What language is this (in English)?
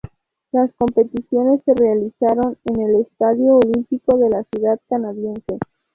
Spanish